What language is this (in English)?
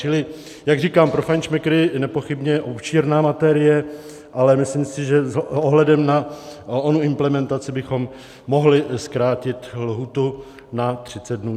Czech